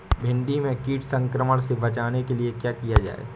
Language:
Hindi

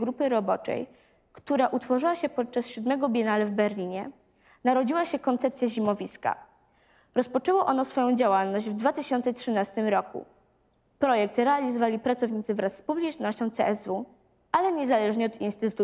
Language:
Polish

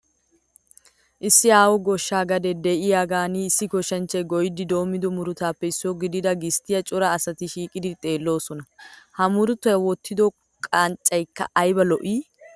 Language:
Wolaytta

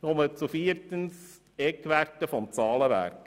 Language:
Swiss German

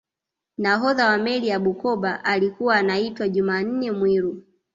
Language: Swahili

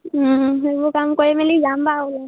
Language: Assamese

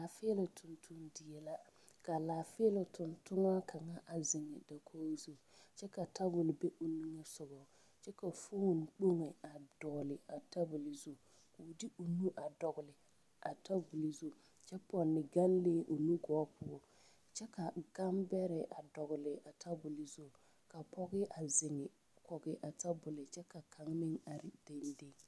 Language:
Southern Dagaare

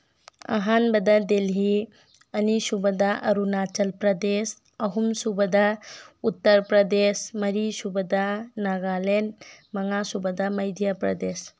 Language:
Manipuri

